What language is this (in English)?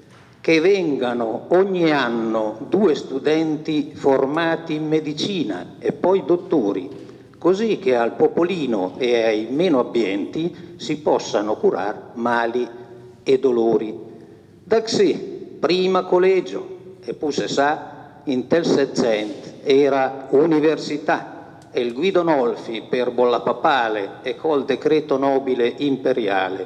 Italian